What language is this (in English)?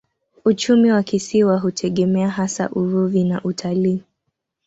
Swahili